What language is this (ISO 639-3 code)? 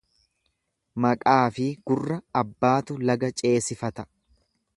orm